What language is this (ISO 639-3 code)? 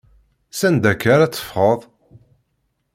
kab